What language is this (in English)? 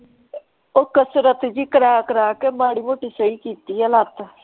Punjabi